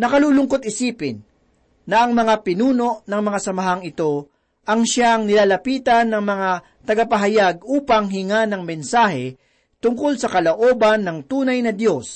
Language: Filipino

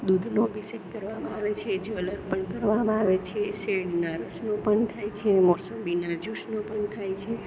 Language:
Gujarati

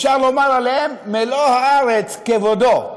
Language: Hebrew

